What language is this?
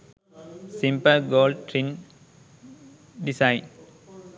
Sinhala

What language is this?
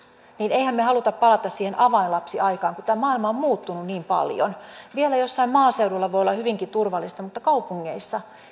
Finnish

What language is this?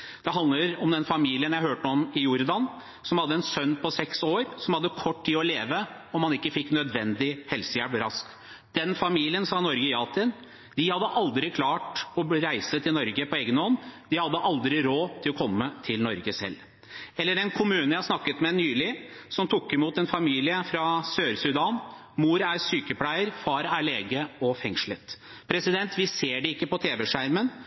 Norwegian Bokmål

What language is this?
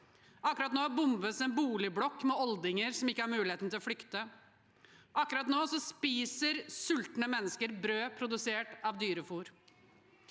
Norwegian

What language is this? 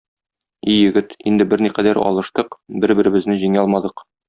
Tatar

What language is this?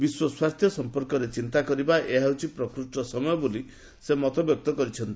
Odia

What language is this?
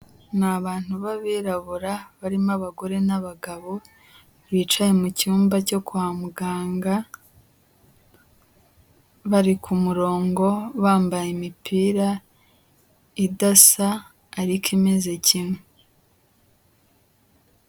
Kinyarwanda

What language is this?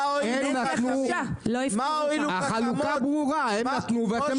Hebrew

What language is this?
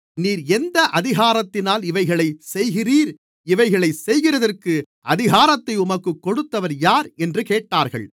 Tamil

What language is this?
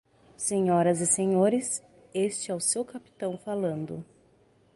Portuguese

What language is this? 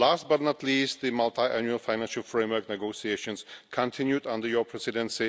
English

